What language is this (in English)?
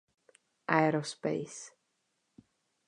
Czech